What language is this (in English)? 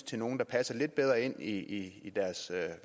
Danish